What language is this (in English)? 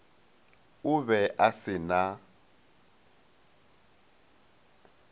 Northern Sotho